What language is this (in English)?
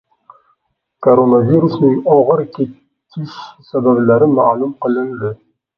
Uzbek